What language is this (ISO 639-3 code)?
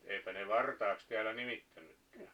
fin